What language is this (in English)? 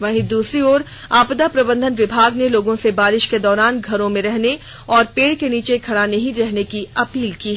Hindi